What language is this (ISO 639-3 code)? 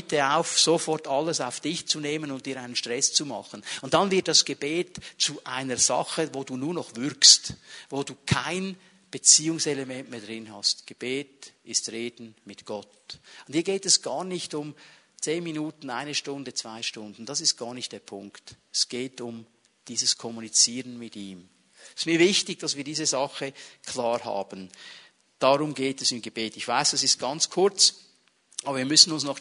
deu